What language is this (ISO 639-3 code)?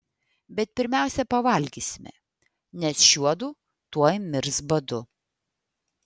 lit